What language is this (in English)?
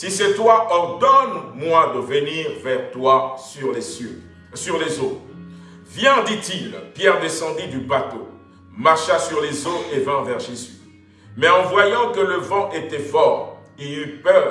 French